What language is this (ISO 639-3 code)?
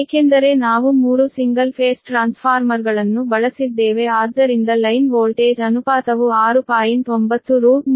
kan